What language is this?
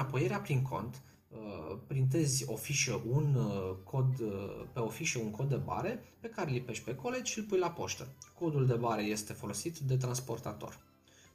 Romanian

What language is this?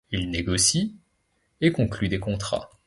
French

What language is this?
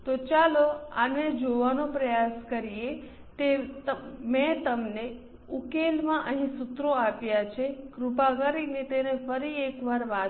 Gujarati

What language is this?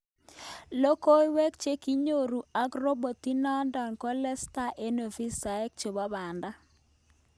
Kalenjin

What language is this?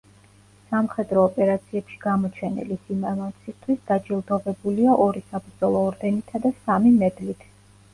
Georgian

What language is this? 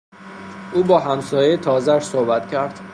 Persian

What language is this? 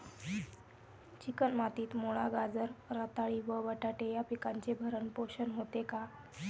Marathi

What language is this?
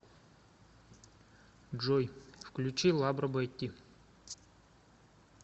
Russian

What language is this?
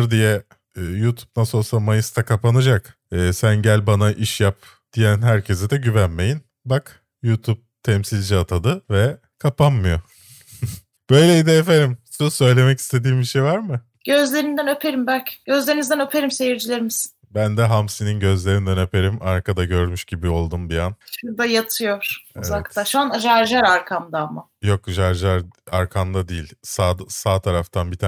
Turkish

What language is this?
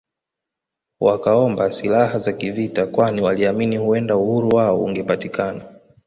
Swahili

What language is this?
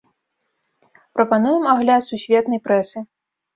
Belarusian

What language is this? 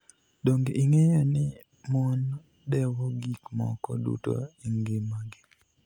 Luo (Kenya and Tanzania)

